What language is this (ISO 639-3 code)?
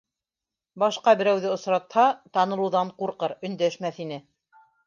bak